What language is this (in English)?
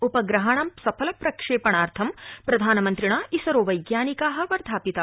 Sanskrit